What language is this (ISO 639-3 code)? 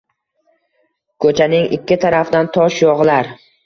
uzb